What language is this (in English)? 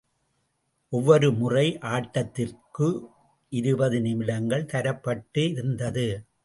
Tamil